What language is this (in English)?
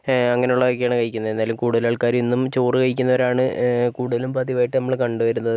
Malayalam